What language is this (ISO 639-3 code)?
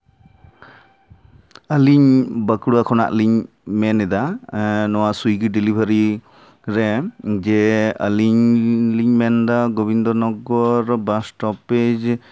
sat